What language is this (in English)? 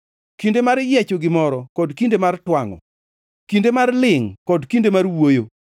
Luo (Kenya and Tanzania)